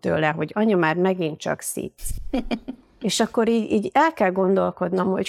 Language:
Hungarian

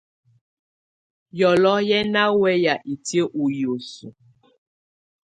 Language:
Tunen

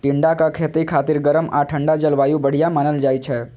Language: Maithili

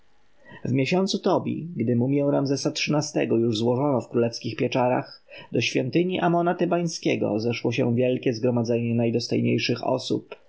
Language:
Polish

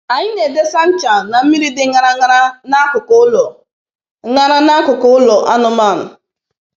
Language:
Igbo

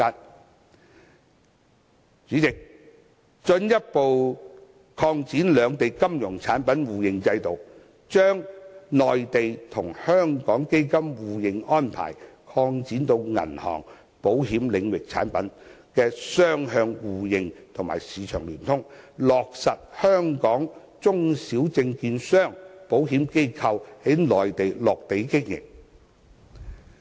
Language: Cantonese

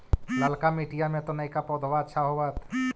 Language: Magahi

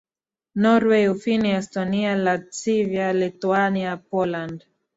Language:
Swahili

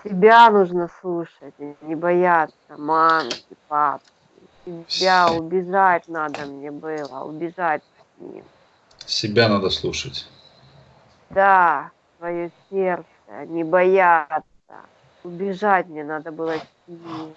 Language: Russian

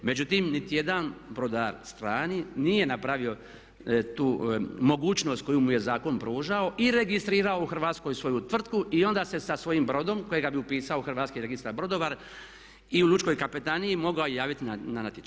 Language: Croatian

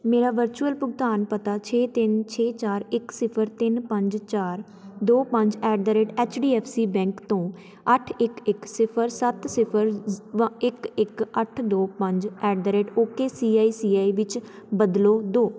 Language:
Punjabi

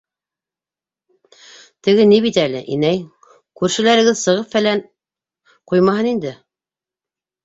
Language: Bashkir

